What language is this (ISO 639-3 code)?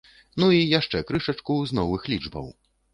bel